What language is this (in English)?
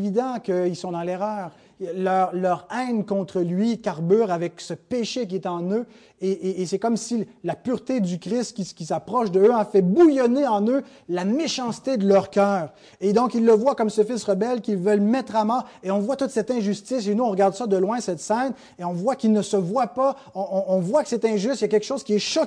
French